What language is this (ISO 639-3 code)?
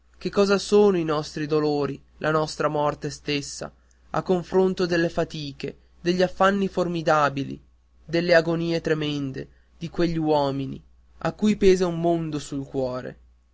ita